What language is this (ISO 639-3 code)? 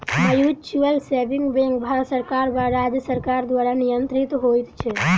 mai